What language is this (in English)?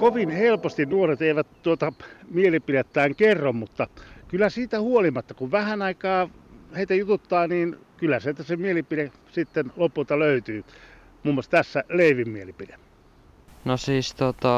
Finnish